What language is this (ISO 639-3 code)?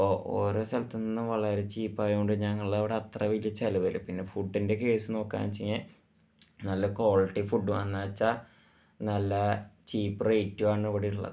mal